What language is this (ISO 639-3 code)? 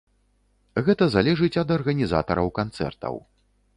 bel